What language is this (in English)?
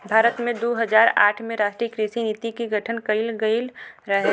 Bhojpuri